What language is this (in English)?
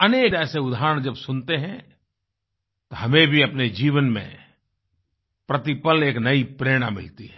Hindi